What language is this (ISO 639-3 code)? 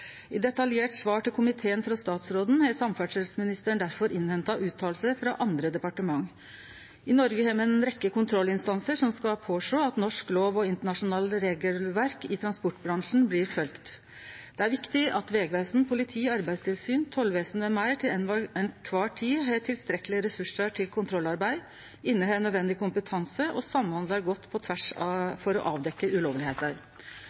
nno